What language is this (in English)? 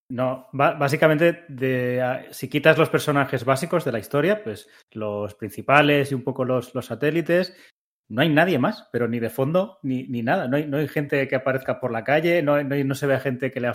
Spanish